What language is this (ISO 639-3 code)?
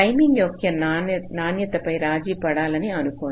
tel